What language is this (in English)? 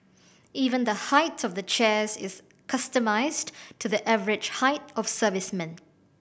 English